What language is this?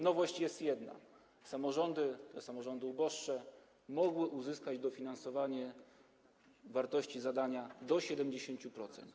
Polish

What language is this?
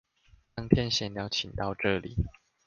Chinese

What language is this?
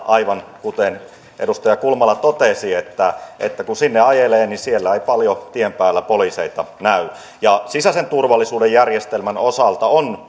Finnish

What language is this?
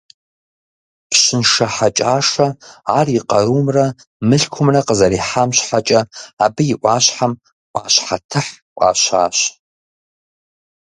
Kabardian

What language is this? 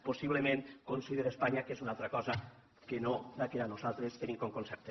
Catalan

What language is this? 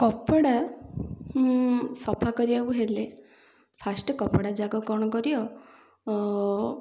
Odia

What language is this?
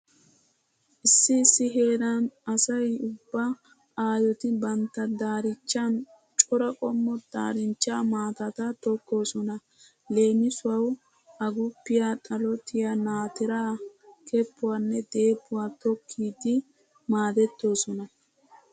Wolaytta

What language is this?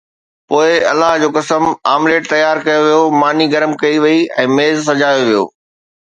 Sindhi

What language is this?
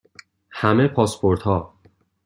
Persian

